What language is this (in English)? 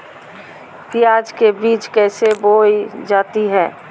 Magahi